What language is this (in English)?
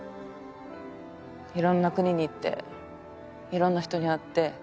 Japanese